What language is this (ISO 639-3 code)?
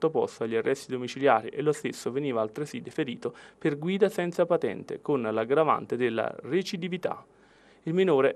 ita